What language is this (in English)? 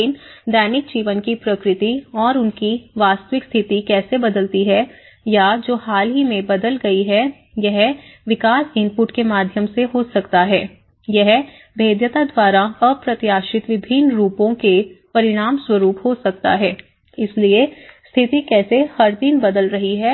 Hindi